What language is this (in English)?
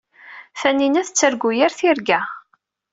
Kabyle